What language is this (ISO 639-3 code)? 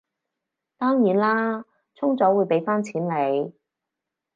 yue